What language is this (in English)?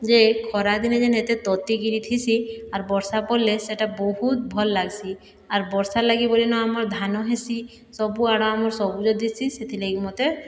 Odia